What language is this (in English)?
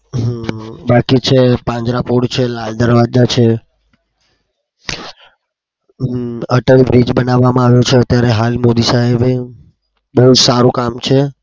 Gujarati